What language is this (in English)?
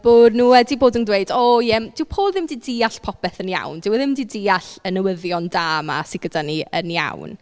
Welsh